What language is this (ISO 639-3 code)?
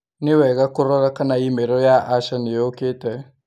kik